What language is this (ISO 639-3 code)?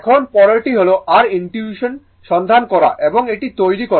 ben